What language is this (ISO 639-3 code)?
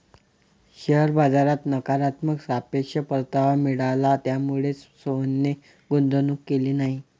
mar